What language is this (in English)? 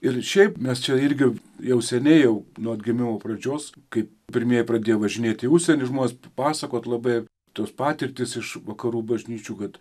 Lithuanian